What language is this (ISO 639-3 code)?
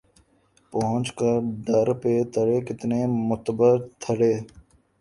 urd